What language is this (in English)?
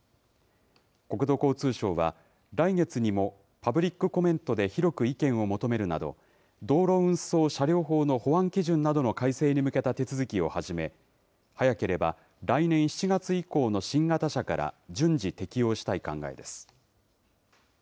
Japanese